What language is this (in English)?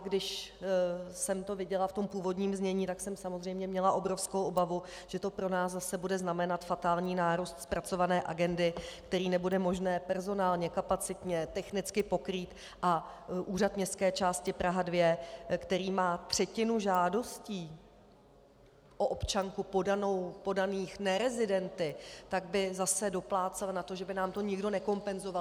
Czech